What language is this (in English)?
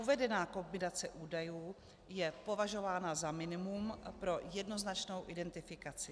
Czech